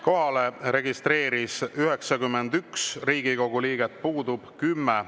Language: Estonian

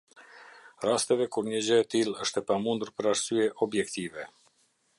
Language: Albanian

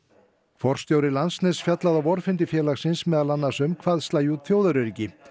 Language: Icelandic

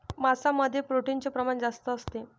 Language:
Marathi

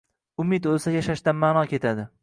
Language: Uzbek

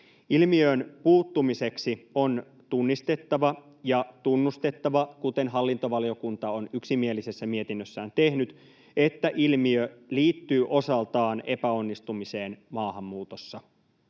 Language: Finnish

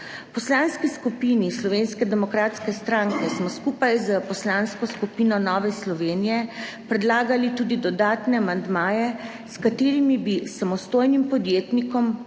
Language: Slovenian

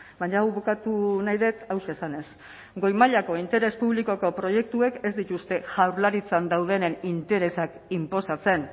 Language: Basque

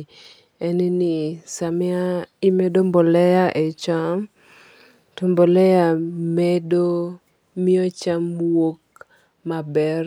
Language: Luo (Kenya and Tanzania)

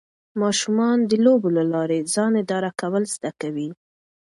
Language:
Pashto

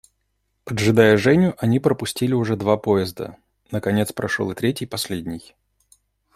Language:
Russian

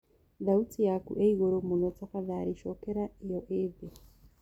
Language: Kikuyu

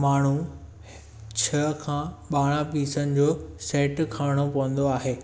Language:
Sindhi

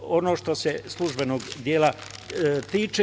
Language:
Serbian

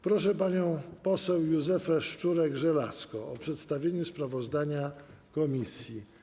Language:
Polish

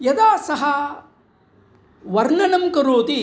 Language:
Sanskrit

